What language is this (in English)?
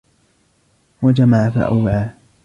Arabic